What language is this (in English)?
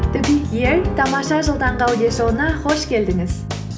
Kazakh